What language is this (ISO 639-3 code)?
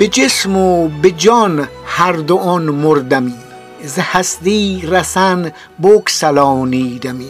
fas